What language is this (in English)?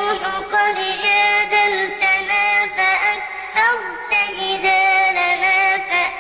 Arabic